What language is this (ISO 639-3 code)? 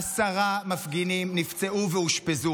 heb